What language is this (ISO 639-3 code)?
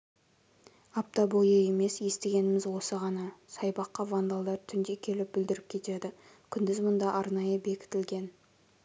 kaz